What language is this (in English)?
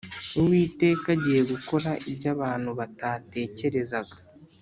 Kinyarwanda